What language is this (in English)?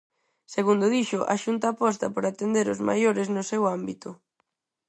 Galician